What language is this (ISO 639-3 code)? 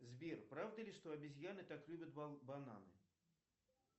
rus